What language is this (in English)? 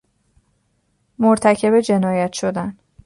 Persian